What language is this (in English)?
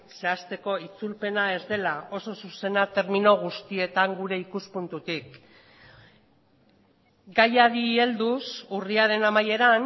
Basque